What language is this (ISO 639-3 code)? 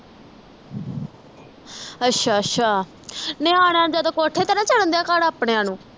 pan